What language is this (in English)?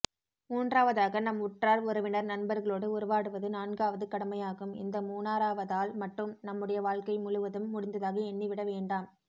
Tamil